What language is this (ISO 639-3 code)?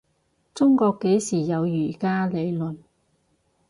yue